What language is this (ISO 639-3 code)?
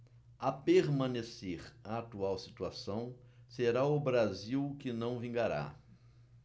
por